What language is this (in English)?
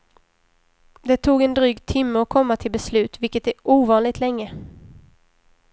Swedish